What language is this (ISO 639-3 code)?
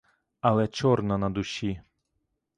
ukr